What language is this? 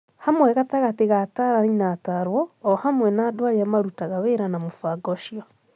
Kikuyu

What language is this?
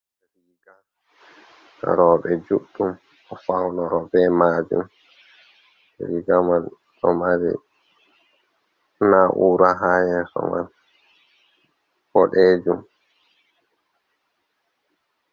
Fula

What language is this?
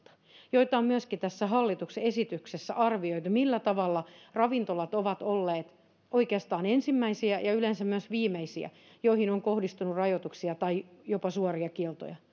Finnish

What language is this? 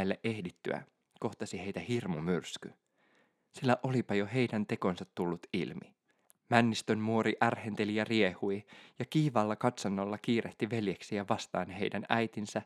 Finnish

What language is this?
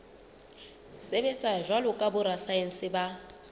Southern Sotho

